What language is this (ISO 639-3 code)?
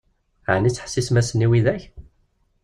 kab